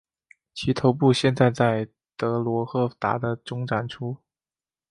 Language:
Chinese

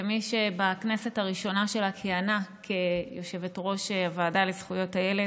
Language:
Hebrew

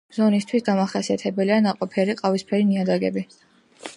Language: Georgian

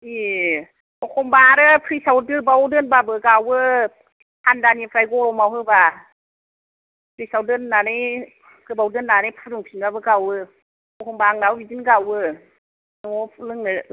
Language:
Bodo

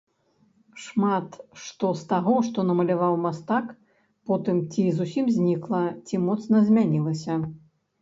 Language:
Belarusian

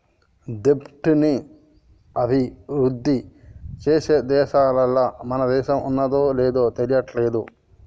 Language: Telugu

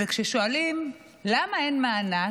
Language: Hebrew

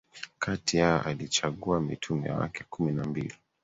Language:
Swahili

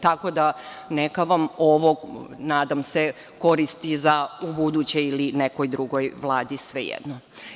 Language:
Serbian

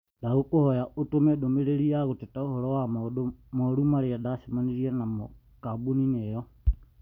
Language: Kikuyu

